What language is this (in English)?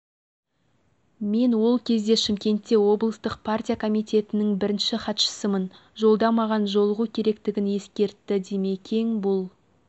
Kazakh